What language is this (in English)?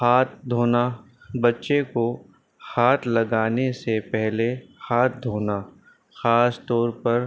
Urdu